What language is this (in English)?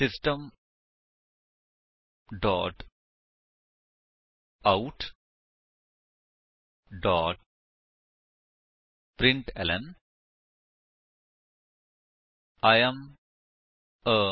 Punjabi